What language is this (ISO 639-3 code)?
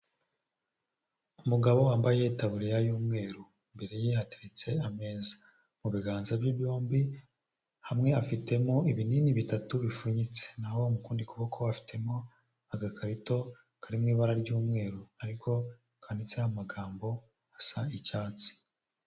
kin